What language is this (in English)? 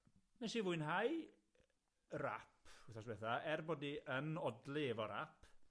Welsh